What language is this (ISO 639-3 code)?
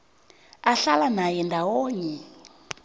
nbl